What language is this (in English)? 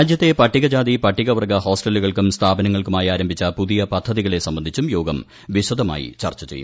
Malayalam